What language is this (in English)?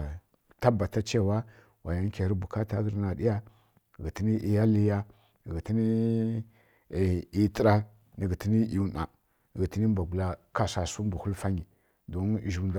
Kirya-Konzəl